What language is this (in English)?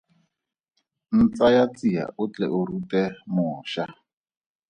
Tswana